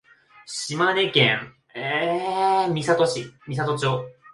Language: Japanese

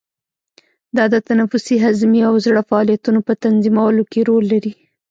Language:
Pashto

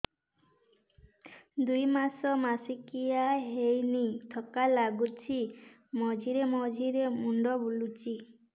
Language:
Odia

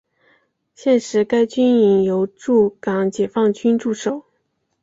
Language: Chinese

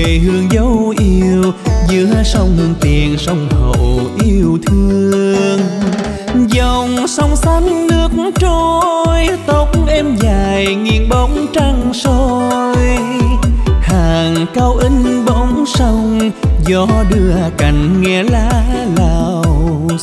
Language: Vietnamese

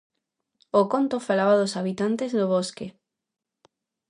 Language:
Galician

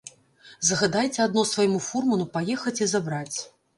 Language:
Belarusian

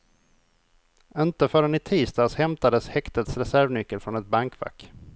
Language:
Swedish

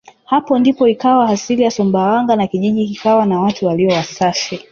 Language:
Swahili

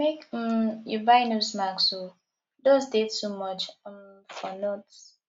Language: Nigerian Pidgin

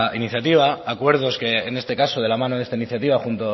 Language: Spanish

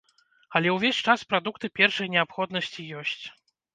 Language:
Belarusian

